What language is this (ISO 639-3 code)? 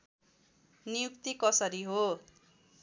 nep